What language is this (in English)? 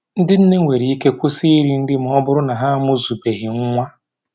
Igbo